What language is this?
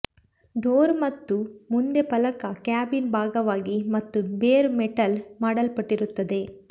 Kannada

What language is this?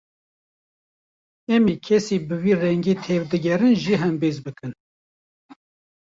Kurdish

